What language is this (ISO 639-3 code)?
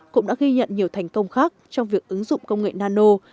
vie